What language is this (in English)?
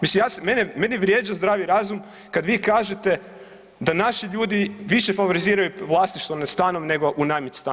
Croatian